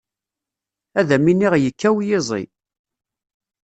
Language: Kabyle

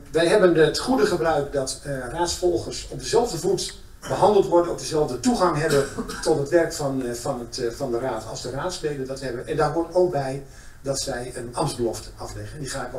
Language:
Dutch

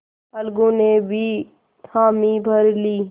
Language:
Hindi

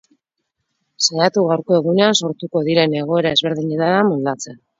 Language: Basque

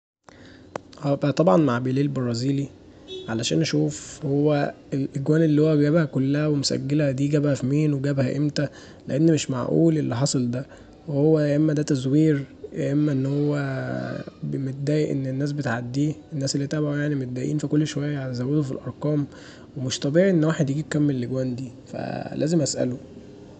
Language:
Egyptian Arabic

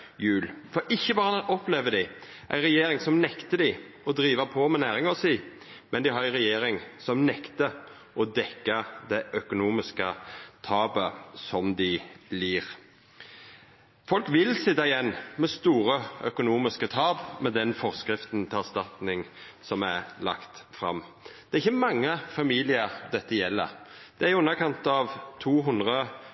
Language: Norwegian Nynorsk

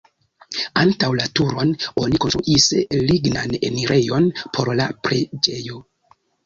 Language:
Esperanto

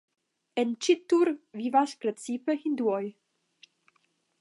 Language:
Esperanto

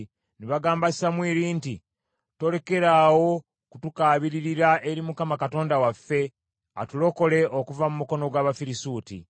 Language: Ganda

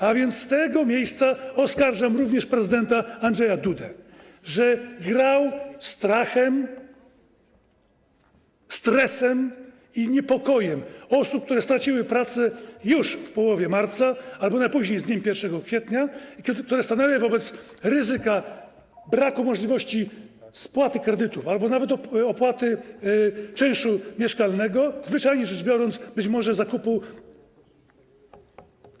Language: Polish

